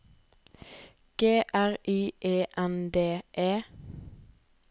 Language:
Norwegian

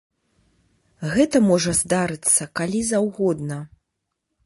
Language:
Belarusian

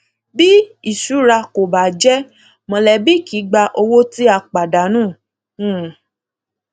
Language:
Yoruba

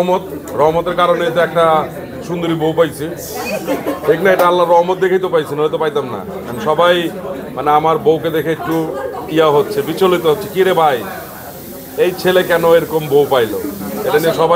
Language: Romanian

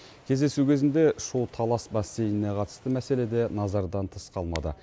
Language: Kazakh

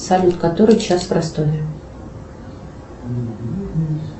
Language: Russian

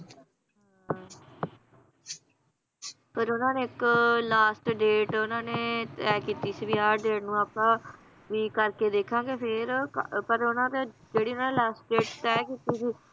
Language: Punjabi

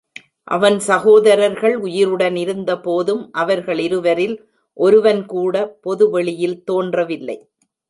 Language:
Tamil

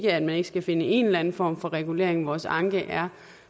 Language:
Danish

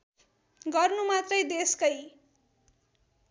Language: Nepali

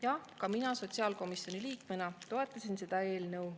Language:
Estonian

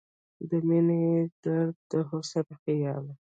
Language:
Pashto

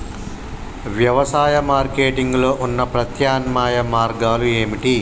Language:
Telugu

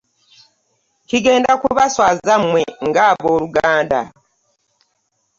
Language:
Ganda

